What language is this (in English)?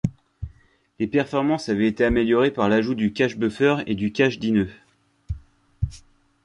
French